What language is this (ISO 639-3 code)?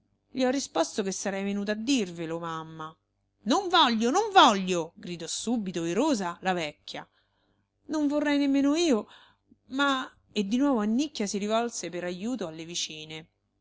ita